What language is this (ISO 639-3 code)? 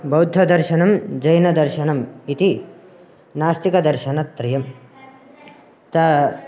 san